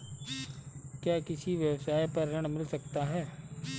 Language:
Hindi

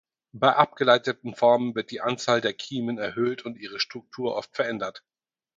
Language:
German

